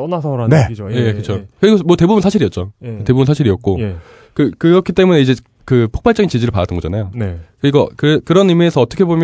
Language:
Korean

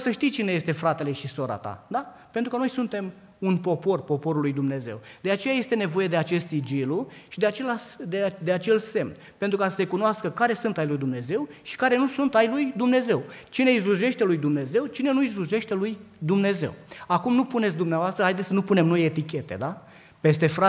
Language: Romanian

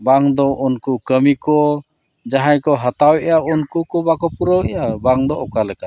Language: Santali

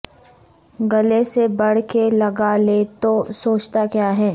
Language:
Urdu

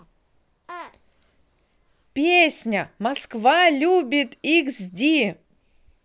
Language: Russian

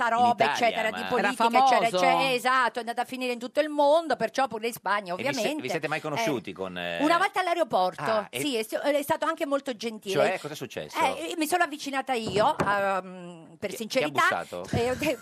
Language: Italian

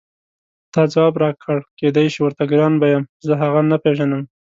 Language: Pashto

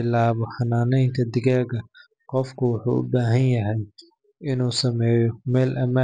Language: Somali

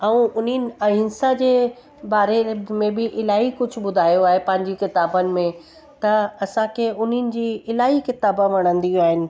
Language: Sindhi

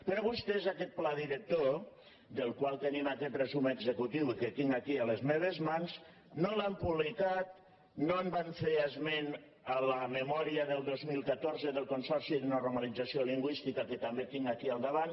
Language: Catalan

